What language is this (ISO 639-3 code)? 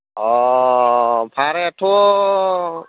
brx